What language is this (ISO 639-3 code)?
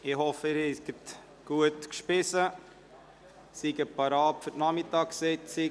gsw